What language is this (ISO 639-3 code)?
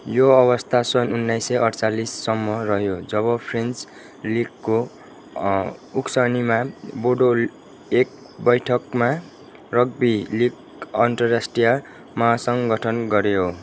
nep